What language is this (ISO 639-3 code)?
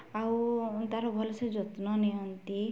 ori